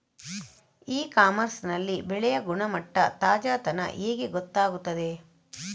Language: Kannada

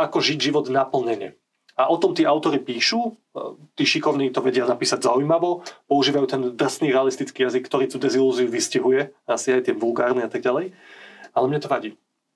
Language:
Slovak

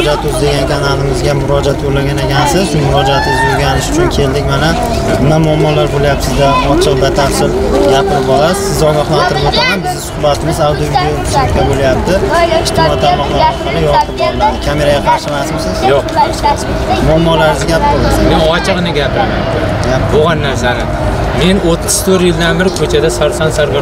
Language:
Turkish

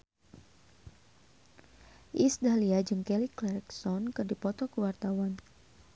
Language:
Sundanese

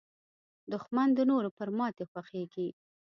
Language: Pashto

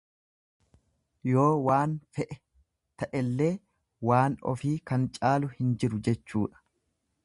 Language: Oromo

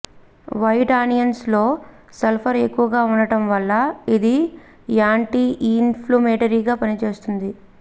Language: Telugu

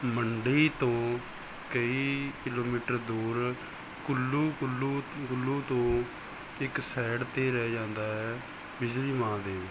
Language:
Punjabi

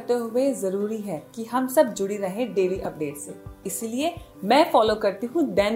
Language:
Hindi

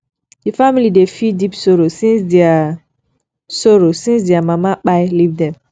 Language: Nigerian Pidgin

